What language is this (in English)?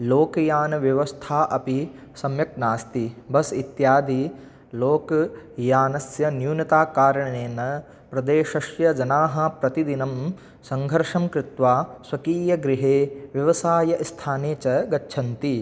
Sanskrit